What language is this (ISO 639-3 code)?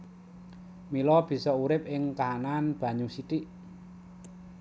jav